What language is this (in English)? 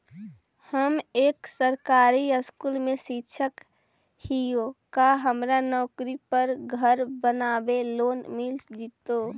Magahi